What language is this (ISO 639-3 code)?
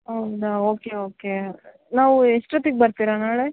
kan